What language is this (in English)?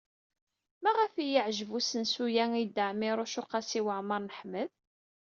Kabyle